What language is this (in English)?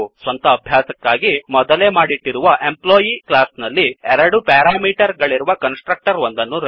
Kannada